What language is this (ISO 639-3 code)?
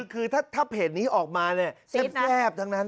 tha